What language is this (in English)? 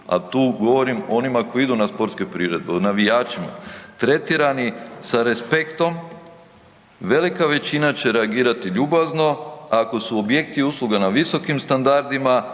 Croatian